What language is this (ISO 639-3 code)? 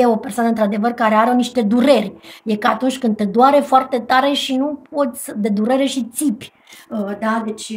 ron